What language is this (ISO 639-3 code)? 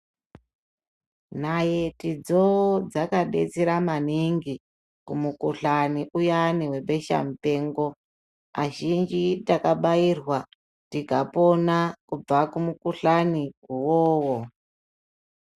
ndc